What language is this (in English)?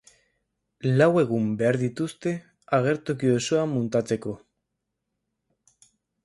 Basque